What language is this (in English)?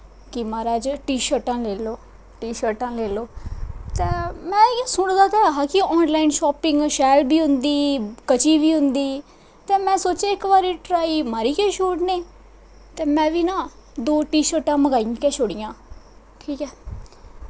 Dogri